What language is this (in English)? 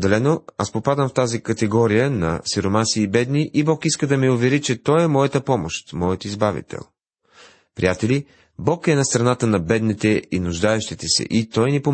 Bulgarian